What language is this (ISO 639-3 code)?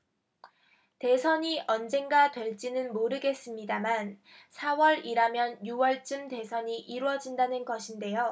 kor